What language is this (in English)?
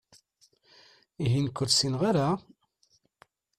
Kabyle